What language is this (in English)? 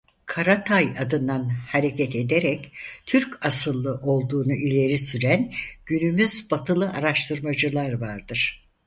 Turkish